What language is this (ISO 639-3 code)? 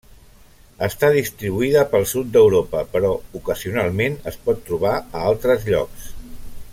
cat